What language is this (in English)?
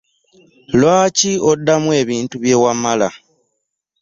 Ganda